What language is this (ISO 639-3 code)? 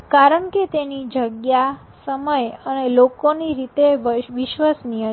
guj